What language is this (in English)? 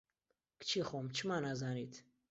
Central Kurdish